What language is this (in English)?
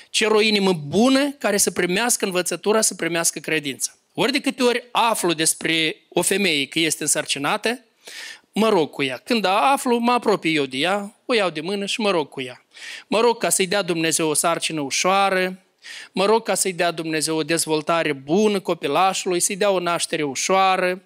Romanian